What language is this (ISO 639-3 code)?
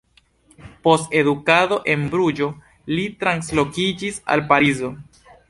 epo